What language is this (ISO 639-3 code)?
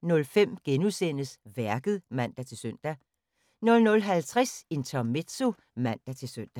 dan